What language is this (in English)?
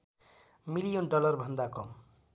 Nepali